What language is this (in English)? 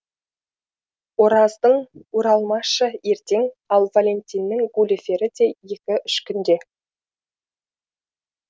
Kazakh